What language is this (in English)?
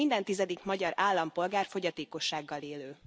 Hungarian